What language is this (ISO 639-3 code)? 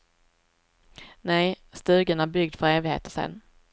swe